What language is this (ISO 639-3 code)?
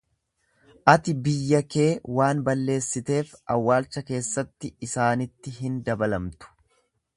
orm